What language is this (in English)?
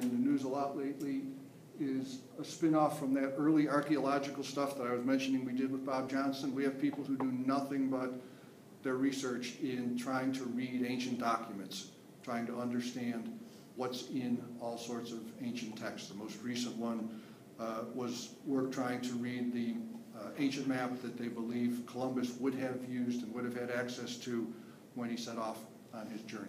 English